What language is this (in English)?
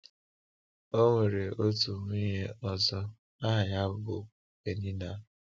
Igbo